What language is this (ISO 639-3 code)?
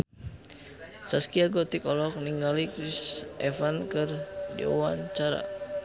sun